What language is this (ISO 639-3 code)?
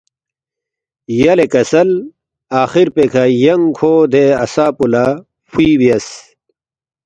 bft